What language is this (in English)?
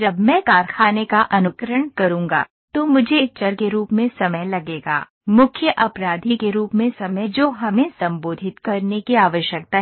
Hindi